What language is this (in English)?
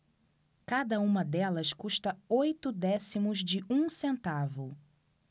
Portuguese